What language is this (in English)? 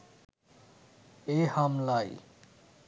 Bangla